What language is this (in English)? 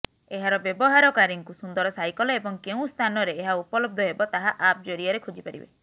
Odia